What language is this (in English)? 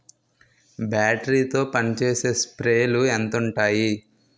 Telugu